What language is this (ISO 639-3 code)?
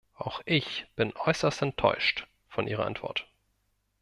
deu